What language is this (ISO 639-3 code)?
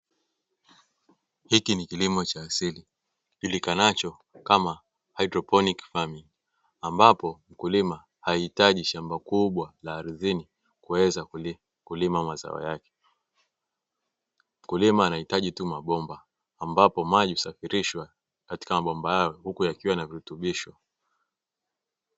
swa